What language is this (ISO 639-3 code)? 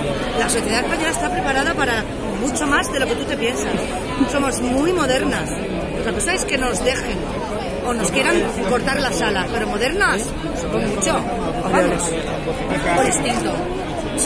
spa